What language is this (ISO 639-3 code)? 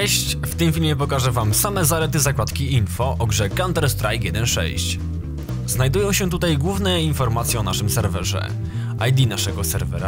pol